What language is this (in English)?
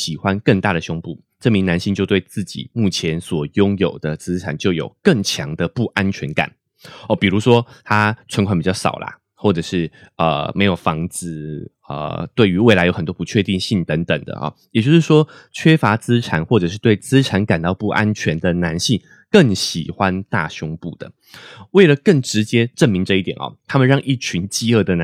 Chinese